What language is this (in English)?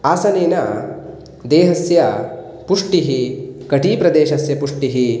Sanskrit